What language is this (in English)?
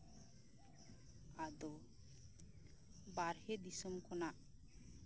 Santali